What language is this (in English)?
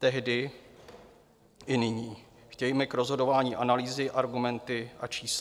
Czech